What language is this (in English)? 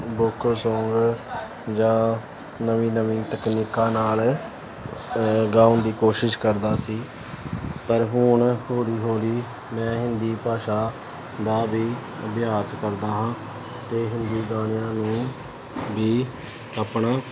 Punjabi